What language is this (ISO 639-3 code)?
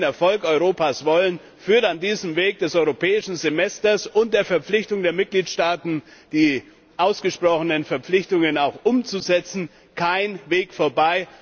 deu